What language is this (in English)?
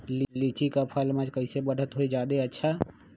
Magahi